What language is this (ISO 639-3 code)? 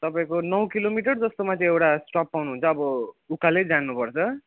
nep